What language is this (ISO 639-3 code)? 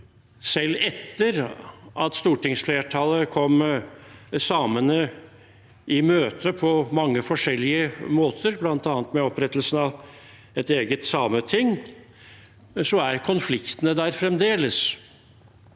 nor